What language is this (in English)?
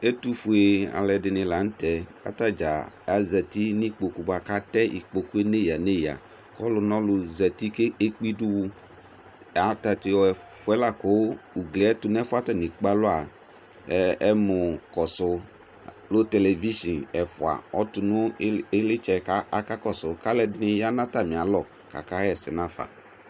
Ikposo